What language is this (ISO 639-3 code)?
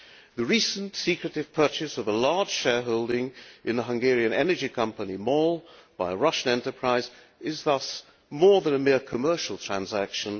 eng